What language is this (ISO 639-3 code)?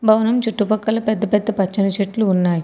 tel